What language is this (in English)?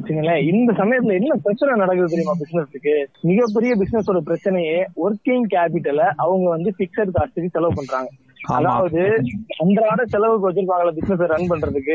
Tamil